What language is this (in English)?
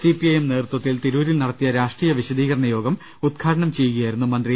Malayalam